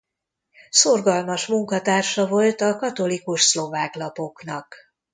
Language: Hungarian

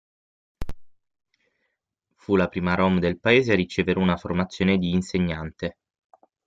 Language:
Italian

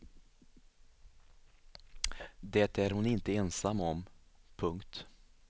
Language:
Swedish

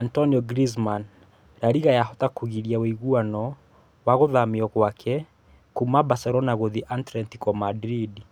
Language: Kikuyu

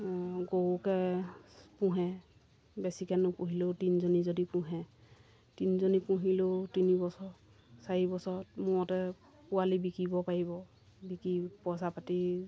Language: Assamese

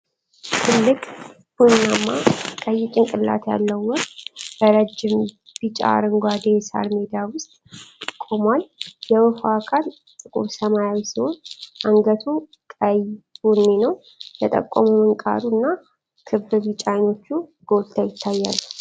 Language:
Amharic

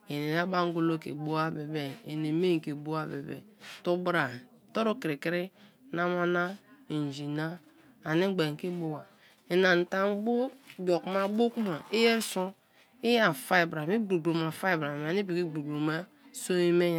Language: Kalabari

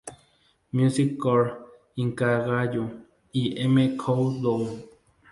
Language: Spanish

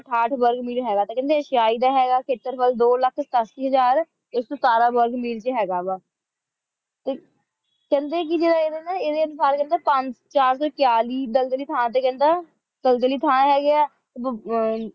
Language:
Punjabi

